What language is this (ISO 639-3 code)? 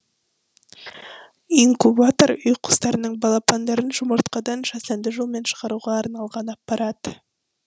kaz